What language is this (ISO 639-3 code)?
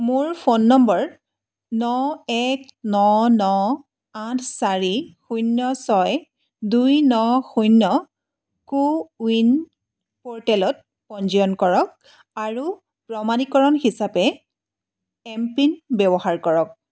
asm